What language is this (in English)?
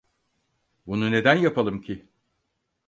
Turkish